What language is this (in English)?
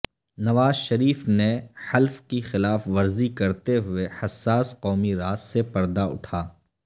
Urdu